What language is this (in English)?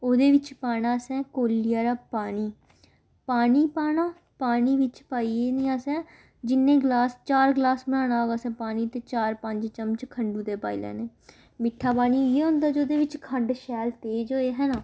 Dogri